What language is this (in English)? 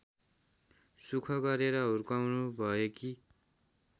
Nepali